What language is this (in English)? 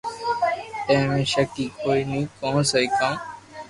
Loarki